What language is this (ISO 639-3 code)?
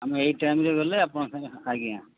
ori